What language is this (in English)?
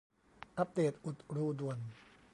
Thai